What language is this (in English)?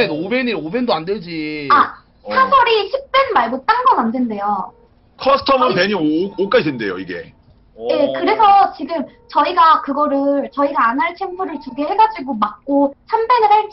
Korean